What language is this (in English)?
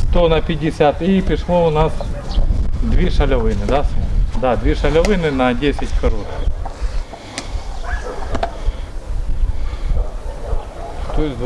Russian